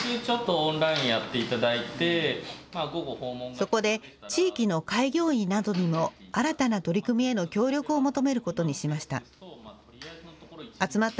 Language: Japanese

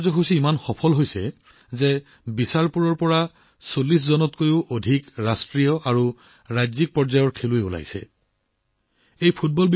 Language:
Assamese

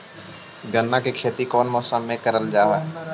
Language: Magahi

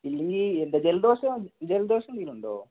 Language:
Malayalam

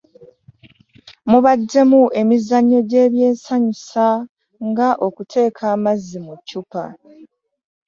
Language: Ganda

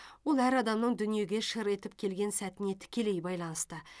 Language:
Kazakh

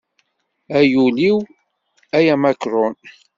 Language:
Kabyle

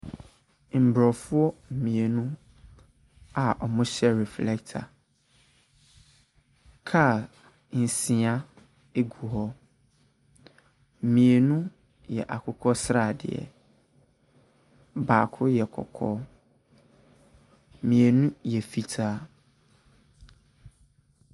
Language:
Akan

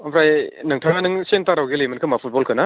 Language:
Bodo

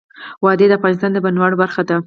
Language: Pashto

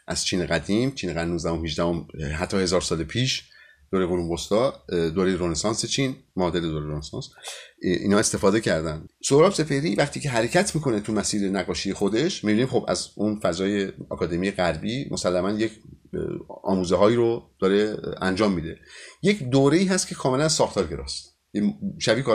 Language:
Persian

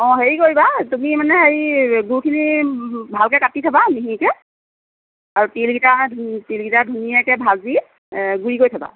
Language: Assamese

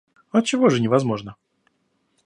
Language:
Russian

